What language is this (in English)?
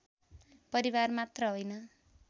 Nepali